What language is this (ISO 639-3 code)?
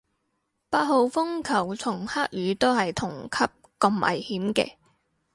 yue